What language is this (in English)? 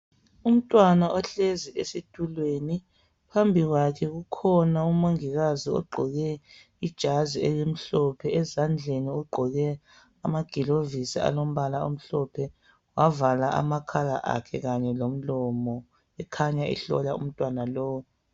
North Ndebele